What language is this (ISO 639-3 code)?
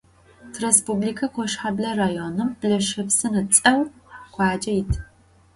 ady